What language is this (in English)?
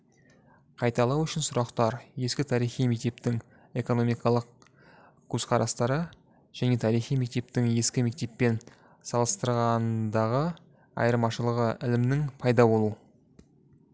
Kazakh